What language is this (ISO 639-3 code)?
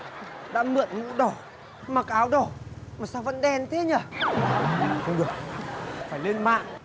vie